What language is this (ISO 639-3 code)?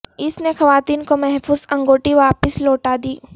urd